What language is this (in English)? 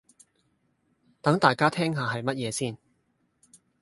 Cantonese